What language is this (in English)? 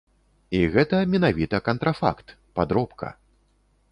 Belarusian